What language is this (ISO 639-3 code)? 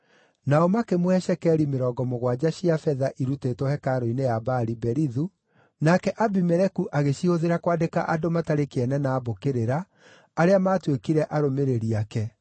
kik